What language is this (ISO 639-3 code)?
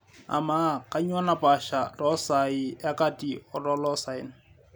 mas